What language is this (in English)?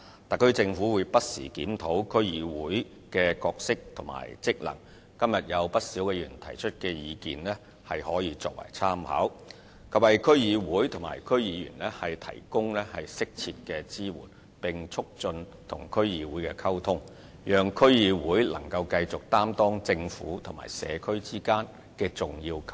Cantonese